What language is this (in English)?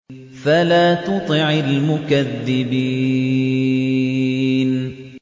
Arabic